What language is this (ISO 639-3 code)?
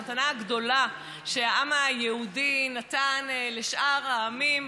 heb